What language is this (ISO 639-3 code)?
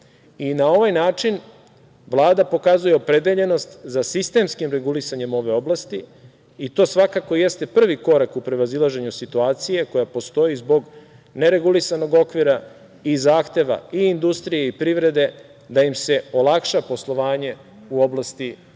srp